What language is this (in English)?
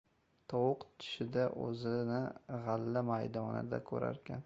Uzbek